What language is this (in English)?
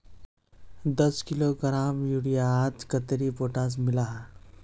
Magahi